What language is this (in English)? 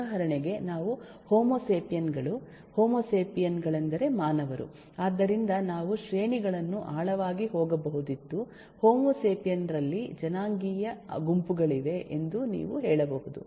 Kannada